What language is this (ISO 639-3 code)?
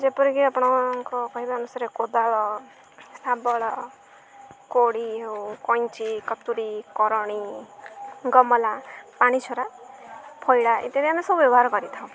ori